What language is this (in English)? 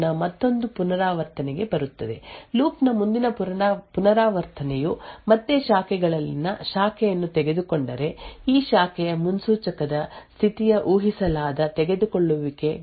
Kannada